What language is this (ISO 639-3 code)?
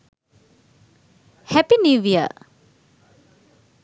sin